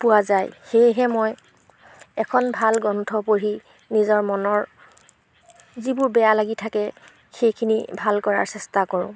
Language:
Assamese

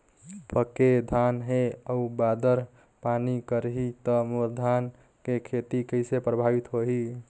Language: Chhattisgarhi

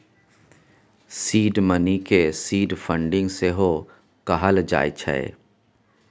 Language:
Maithili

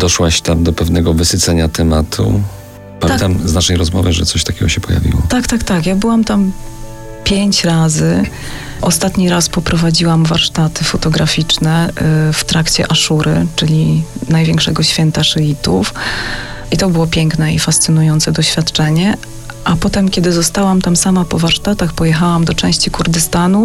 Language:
Polish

